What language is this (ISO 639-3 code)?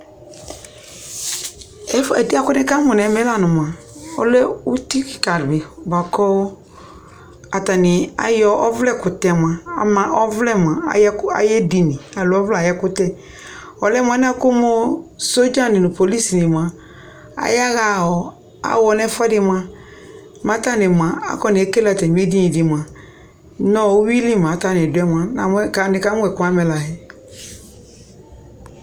kpo